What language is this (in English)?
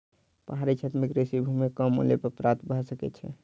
Maithili